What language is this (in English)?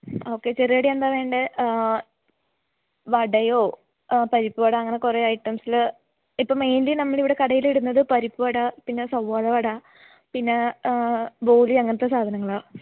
Malayalam